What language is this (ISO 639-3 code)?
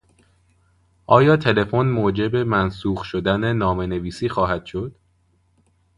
fas